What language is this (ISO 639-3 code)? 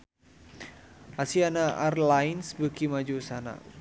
sun